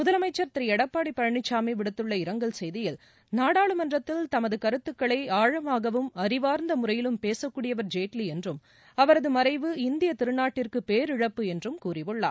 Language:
Tamil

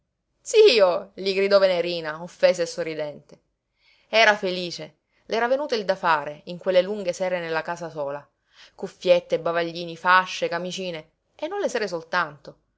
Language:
Italian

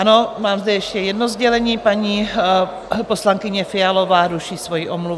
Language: Czech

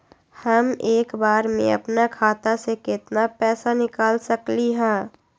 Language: Magahi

